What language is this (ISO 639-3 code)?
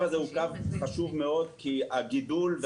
heb